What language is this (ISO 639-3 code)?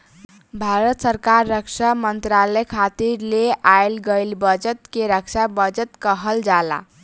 bho